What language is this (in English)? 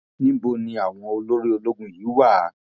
Yoruba